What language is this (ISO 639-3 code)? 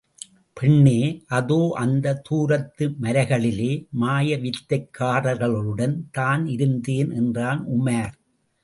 tam